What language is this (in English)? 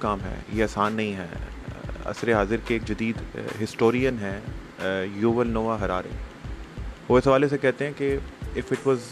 Urdu